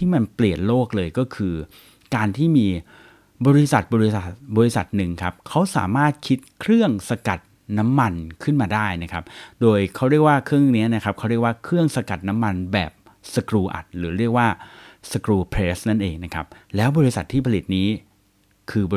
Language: Thai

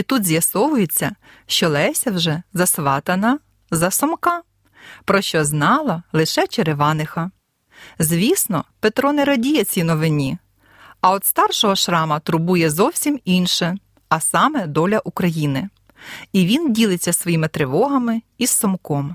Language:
Ukrainian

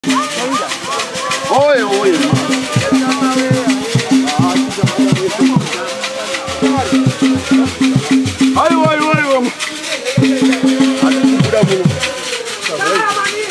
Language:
Arabic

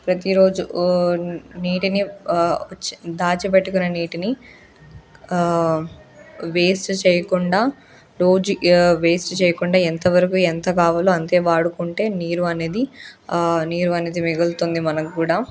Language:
Telugu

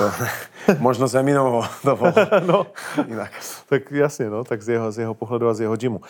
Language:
Czech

